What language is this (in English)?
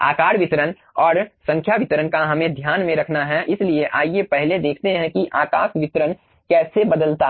Hindi